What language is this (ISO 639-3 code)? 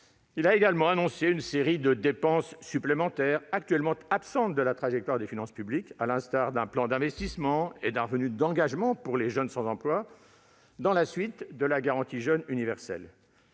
fra